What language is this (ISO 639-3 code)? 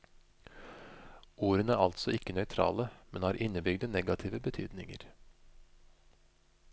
nor